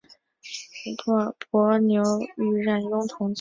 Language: Chinese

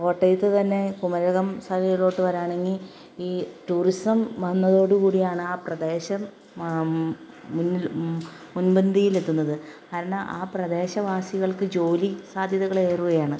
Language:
Malayalam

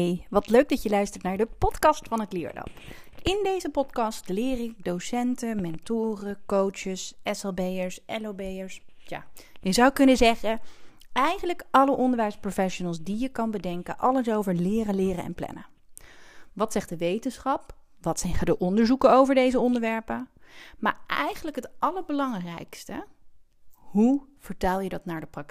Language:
Dutch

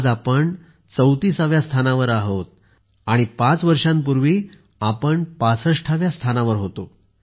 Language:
Marathi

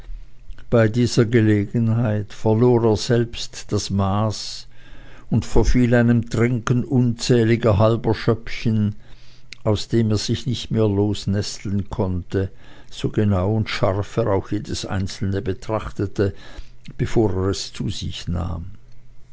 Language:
German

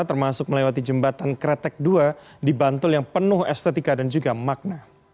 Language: Indonesian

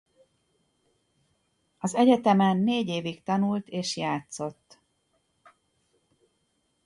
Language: Hungarian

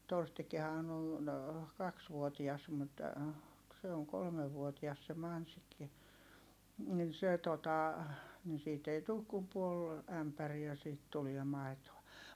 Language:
Finnish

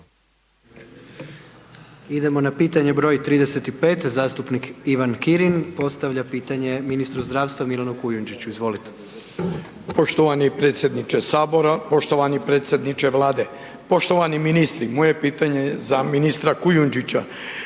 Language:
Croatian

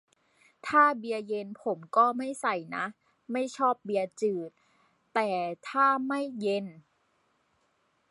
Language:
Thai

